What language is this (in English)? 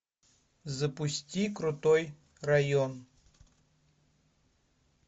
Russian